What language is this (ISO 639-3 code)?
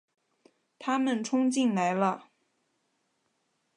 zho